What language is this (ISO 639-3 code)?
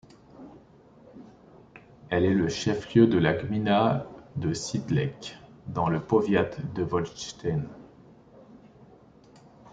fra